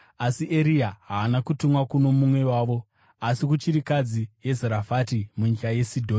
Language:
Shona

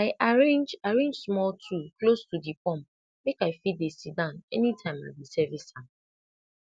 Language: Nigerian Pidgin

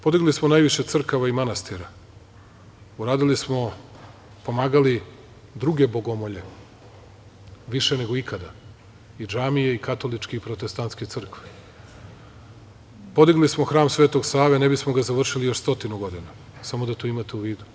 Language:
Serbian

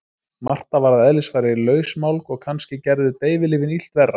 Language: Icelandic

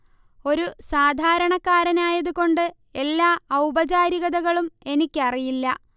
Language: Malayalam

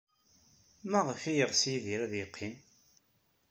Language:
Kabyle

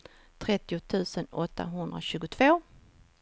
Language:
Swedish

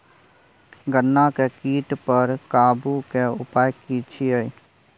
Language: Maithili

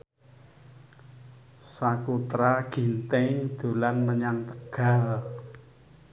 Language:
Javanese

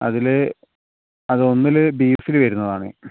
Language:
Malayalam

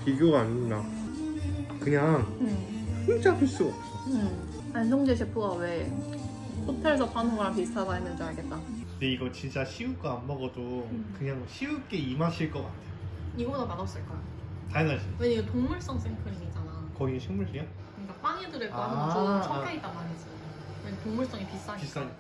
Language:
Korean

